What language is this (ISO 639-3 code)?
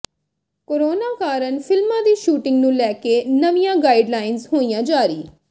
pan